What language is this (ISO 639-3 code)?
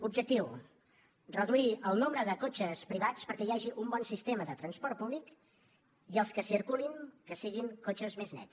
cat